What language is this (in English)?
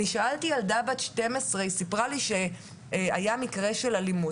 Hebrew